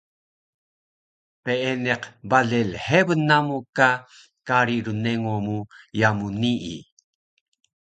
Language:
Taroko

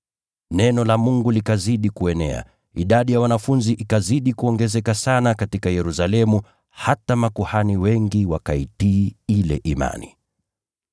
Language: Swahili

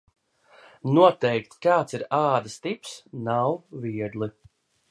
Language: Latvian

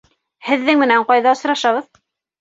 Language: Bashkir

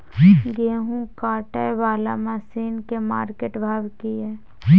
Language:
Maithili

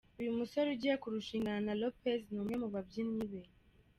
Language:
Kinyarwanda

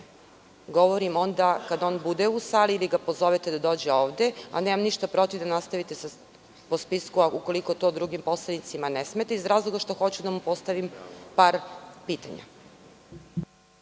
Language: Serbian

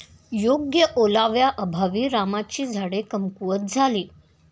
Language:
Marathi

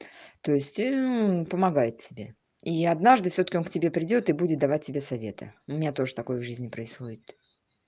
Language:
Russian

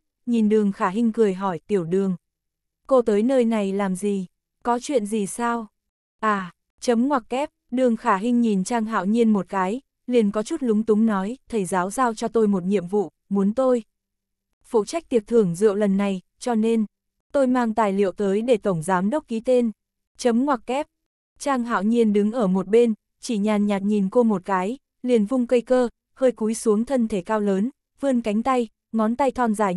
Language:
Vietnamese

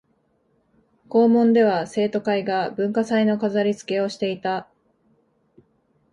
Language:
Japanese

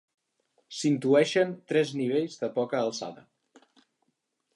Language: Catalan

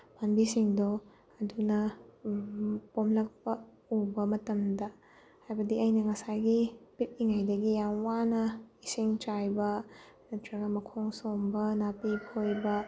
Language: Manipuri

